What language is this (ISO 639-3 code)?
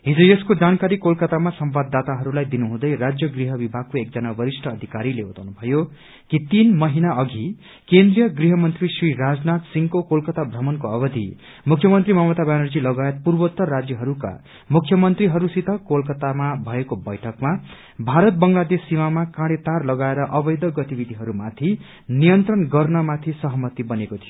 nep